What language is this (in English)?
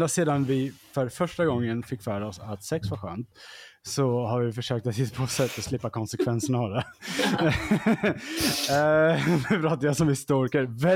Swedish